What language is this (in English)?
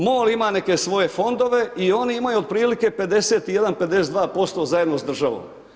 Croatian